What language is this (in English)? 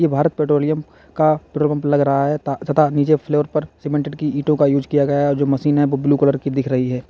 Hindi